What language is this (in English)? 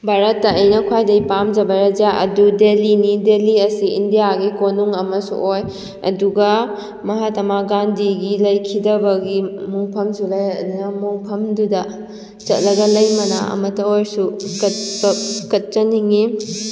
Manipuri